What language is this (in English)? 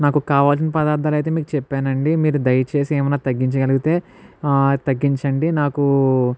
Telugu